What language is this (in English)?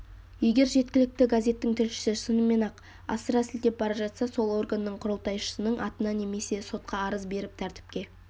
Kazakh